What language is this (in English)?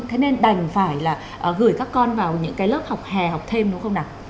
Vietnamese